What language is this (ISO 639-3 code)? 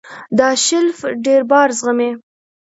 pus